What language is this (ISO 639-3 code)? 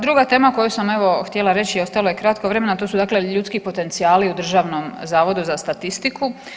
hrv